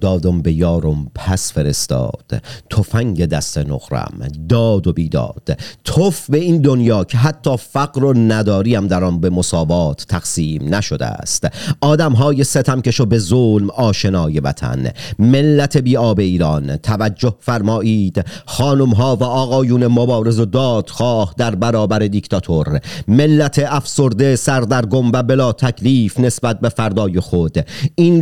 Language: Persian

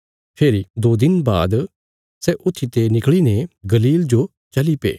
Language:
Bilaspuri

